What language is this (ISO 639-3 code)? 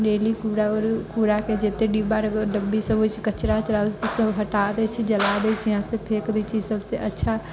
mai